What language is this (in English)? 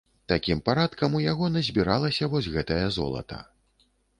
Belarusian